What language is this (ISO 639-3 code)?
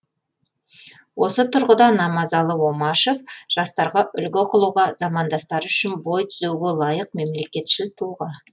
kaz